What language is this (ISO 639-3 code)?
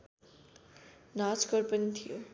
nep